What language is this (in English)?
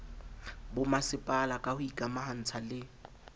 Southern Sotho